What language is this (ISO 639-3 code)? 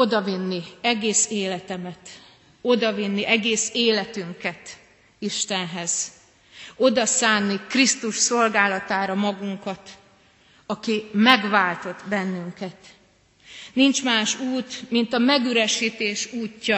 hun